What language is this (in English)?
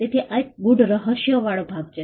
Gujarati